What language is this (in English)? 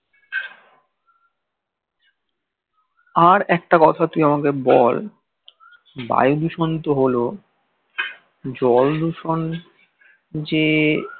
Bangla